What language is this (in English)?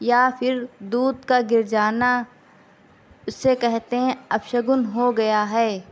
Urdu